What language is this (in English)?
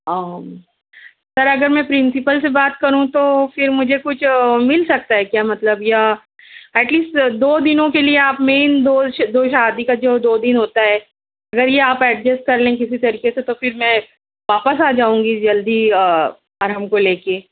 Urdu